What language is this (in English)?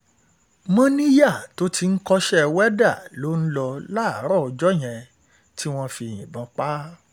Yoruba